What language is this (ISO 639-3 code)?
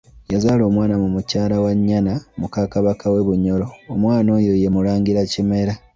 lug